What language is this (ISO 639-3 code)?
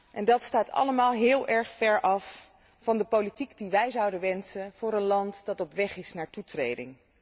nld